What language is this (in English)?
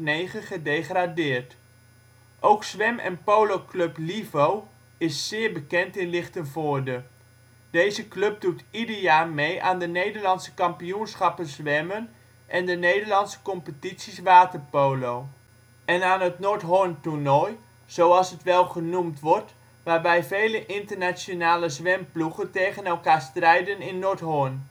Dutch